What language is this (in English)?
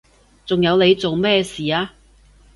Cantonese